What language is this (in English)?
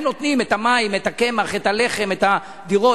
Hebrew